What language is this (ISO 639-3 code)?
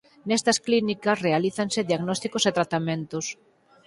glg